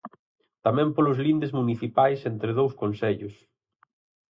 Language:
Galician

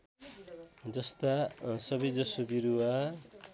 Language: Nepali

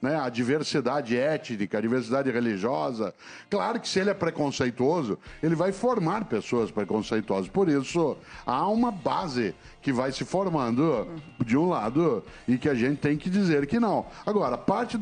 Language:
Portuguese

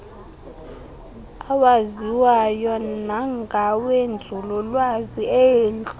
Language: Xhosa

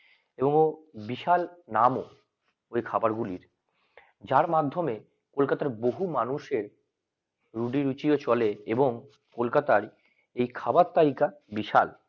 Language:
Bangla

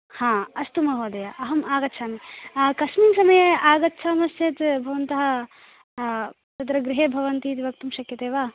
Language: Sanskrit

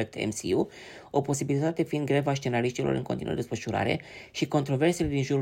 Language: Romanian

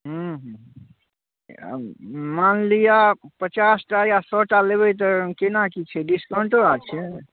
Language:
Maithili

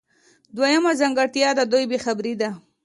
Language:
Pashto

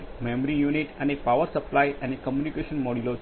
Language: Gujarati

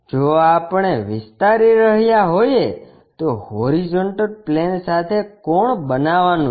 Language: Gujarati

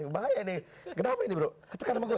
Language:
Indonesian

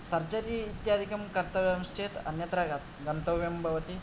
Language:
Sanskrit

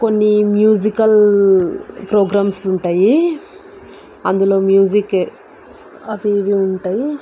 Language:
Telugu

